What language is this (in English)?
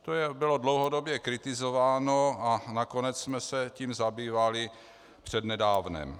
Czech